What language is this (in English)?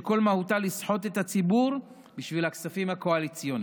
Hebrew